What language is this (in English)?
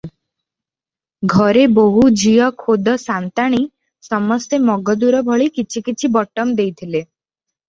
Odia